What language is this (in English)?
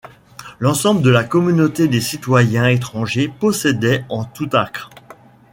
French